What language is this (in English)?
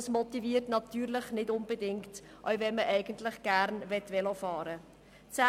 Swiss German